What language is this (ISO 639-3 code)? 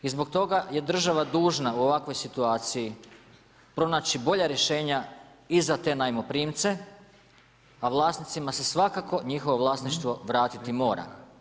hrv